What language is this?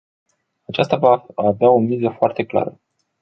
Romanian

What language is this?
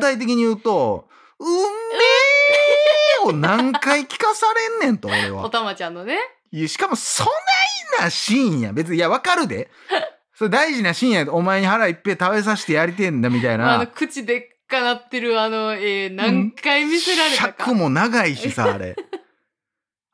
Japanese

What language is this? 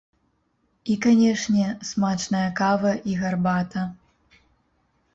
Belarusian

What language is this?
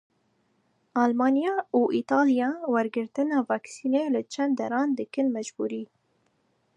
Kurdish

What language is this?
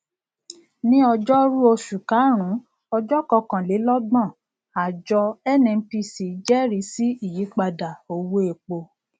Yoruba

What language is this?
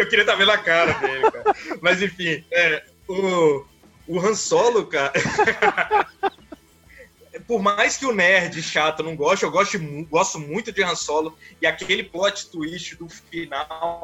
Portuguese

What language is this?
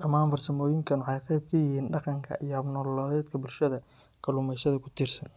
Somali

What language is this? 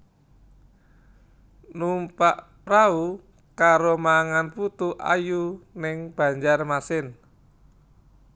Javanese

